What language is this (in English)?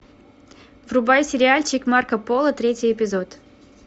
Russian